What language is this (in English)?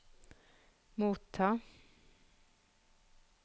Norwegian